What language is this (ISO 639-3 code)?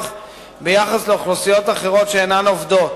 heb